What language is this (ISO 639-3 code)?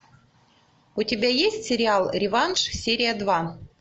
rus